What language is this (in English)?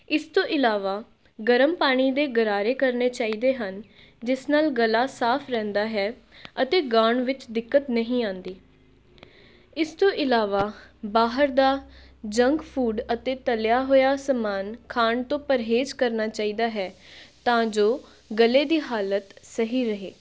Punjabi